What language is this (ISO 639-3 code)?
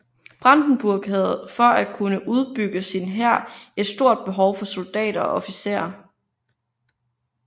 dan